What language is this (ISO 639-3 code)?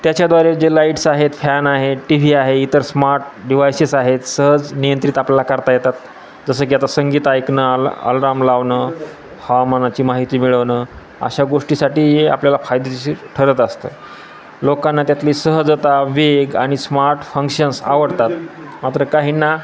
mar